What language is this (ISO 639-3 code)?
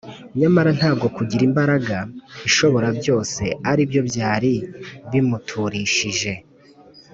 kin